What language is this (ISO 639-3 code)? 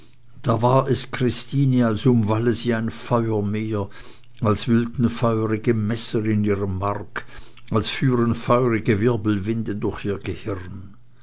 deu